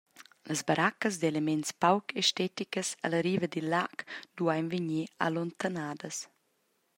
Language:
Romansh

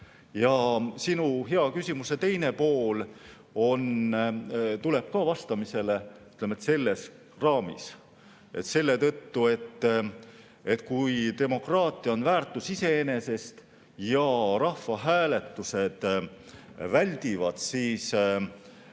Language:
Estonian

